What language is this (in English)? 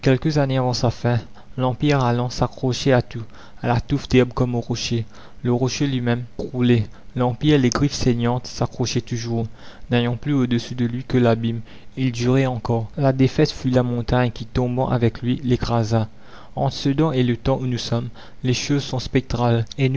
French